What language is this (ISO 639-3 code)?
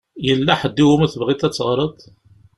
kab